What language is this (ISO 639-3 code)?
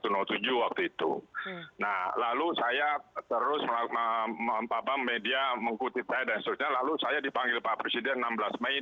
ind